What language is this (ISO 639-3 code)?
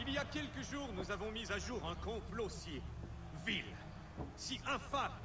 fra